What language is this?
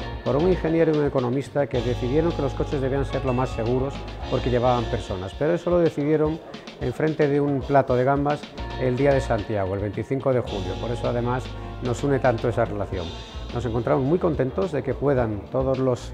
Spanish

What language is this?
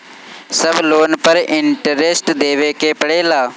Bhojpuri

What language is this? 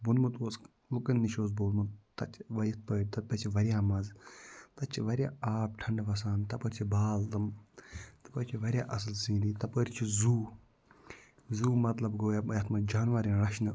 Kashmiri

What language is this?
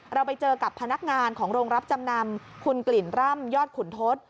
Thai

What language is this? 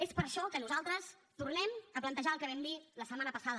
Catalan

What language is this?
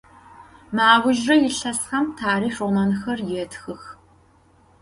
Adyghe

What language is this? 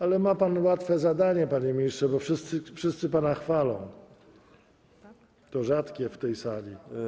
Polish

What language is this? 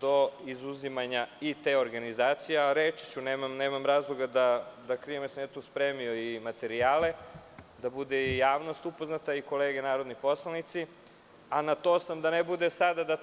Serbian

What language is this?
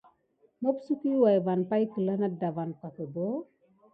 Gidar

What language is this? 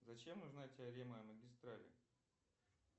Russian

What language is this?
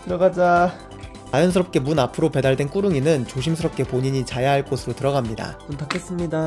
Korean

